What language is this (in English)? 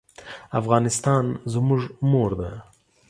Pashto